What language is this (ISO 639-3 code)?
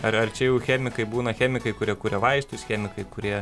lit